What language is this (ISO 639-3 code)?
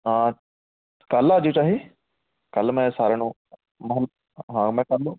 pan